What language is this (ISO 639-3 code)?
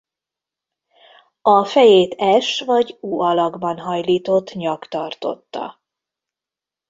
hun